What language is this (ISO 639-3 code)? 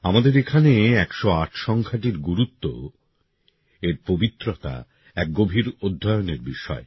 ben